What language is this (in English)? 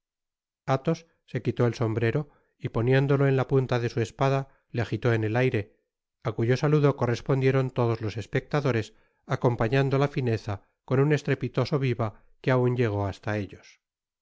Spanish